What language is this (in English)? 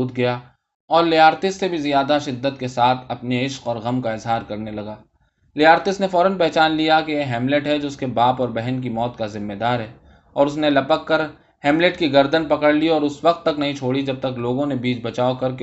Urdu